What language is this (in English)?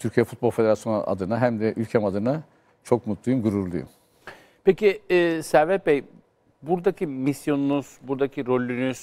Turkish